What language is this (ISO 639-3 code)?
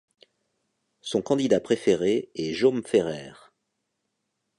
fra